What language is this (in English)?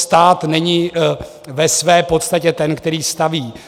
Czech